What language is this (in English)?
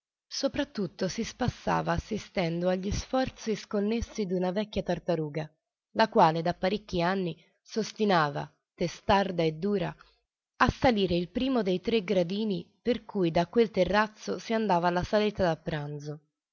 Italian